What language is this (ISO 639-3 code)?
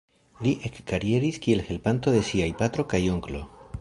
epo